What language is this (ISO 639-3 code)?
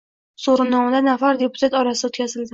uzb